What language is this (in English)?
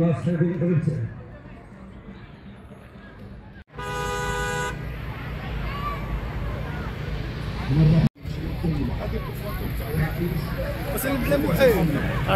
Arabic